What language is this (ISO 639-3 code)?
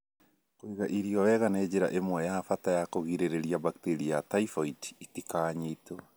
kik